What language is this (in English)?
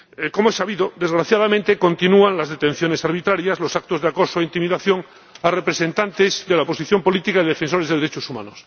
Spanish